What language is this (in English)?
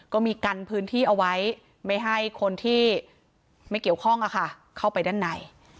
Thai